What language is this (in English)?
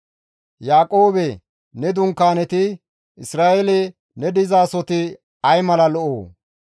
Gamo